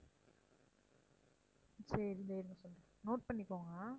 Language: Tamil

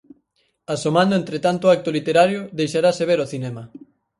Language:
Galician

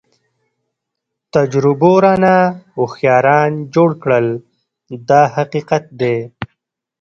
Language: Pashto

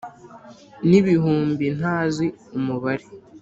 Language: Kinyarwanda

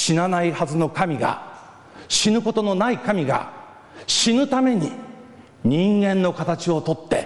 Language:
Japanese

